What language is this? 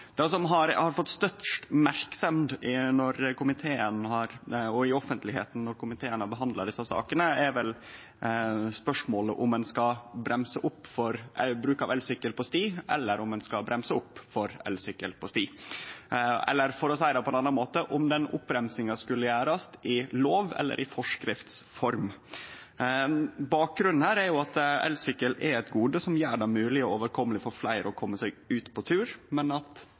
Norwegian Nynorsk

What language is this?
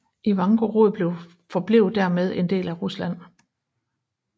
Danish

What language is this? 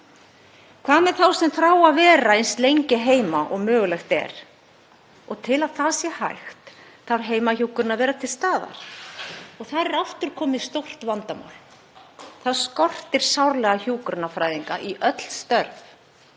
Icelandic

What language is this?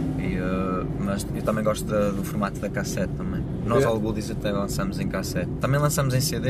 Portuguese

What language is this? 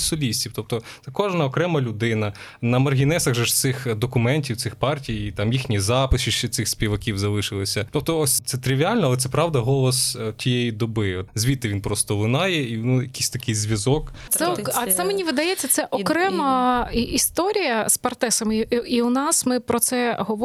Ukrainian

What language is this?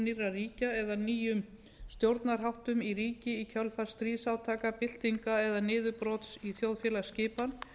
Icelandic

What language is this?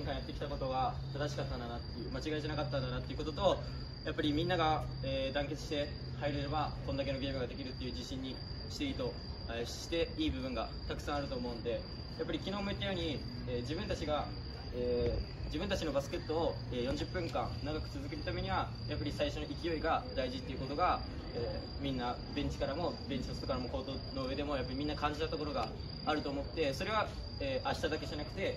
Japanese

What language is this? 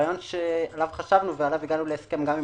Hebrew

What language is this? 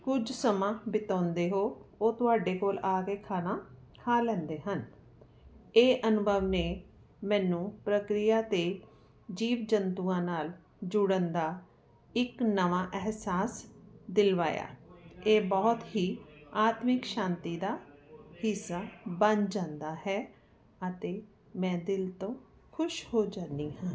Punjabi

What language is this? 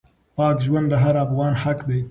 Pashto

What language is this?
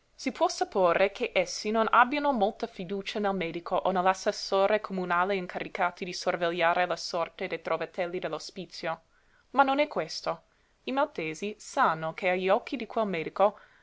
Italian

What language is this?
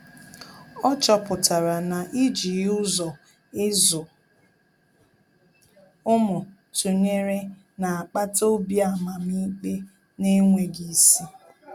Igbo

